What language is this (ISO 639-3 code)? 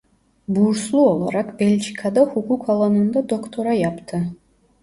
tur